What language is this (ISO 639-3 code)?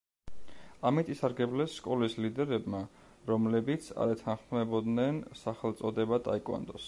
kat